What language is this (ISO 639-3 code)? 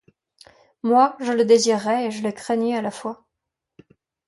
fra